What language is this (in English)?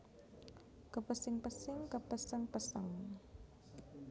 Javanese